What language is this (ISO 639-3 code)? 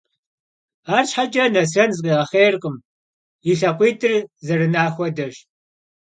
kbd